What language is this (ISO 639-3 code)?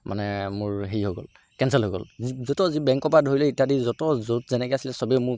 asm